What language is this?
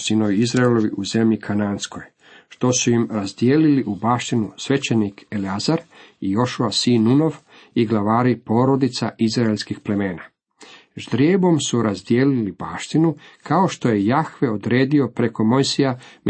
Croatian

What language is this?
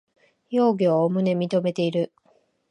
Japanese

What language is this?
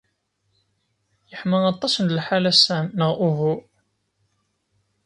Kabyle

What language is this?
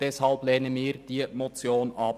Swiss German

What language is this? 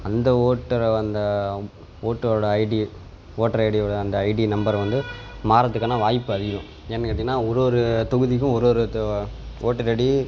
Tamil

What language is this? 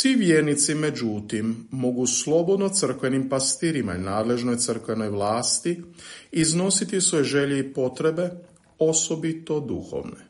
Croatian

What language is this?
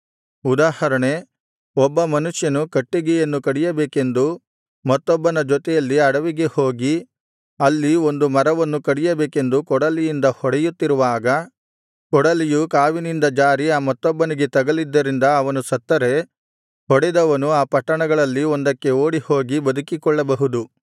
Kannada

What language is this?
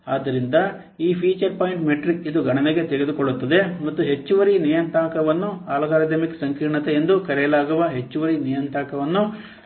Kannada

